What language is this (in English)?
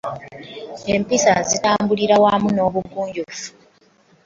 Ganda